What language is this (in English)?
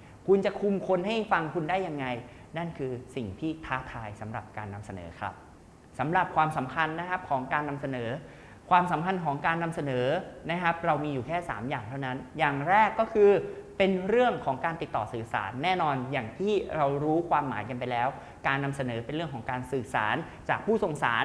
Thai